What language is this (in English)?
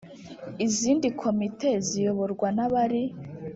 Kinyarwanda